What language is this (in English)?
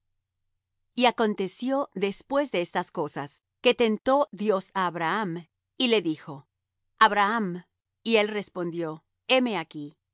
Spanish